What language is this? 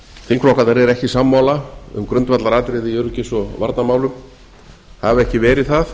Icelandic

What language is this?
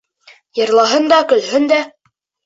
Bashkir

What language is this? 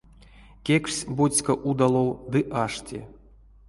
Erzya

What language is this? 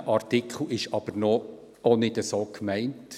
Swiss German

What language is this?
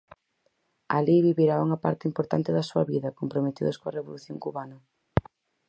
Galician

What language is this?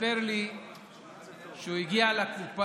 Hebrew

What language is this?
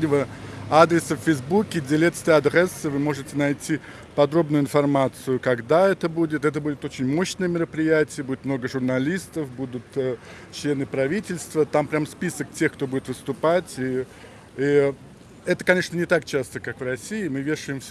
Russian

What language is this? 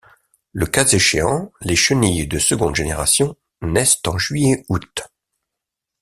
French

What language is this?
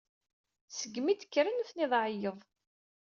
Kabyle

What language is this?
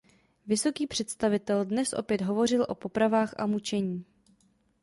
Czech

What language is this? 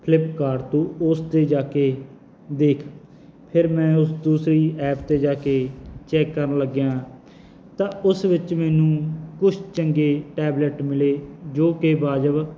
Punjabi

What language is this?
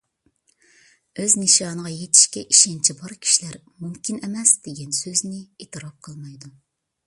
Uyghur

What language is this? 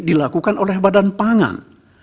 Indonesian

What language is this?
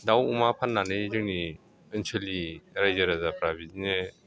Bodo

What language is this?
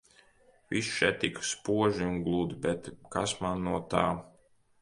Latvian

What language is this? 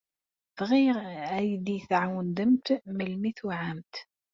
Kabyle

